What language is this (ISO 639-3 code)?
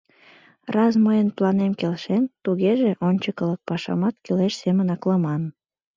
chm